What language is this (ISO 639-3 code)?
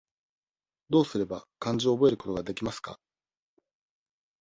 jpn